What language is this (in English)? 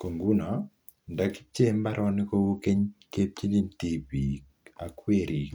Kalenjin